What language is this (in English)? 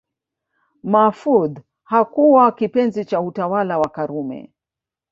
Swahili